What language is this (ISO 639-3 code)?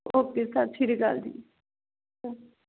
pan